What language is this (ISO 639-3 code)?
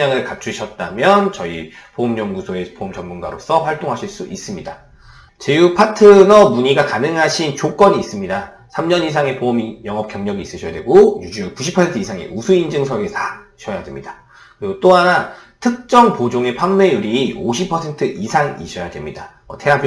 kor